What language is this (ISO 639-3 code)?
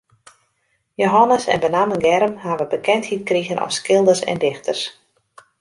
fry